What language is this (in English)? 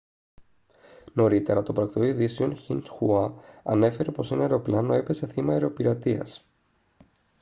Greek